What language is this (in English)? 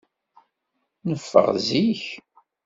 Kabyle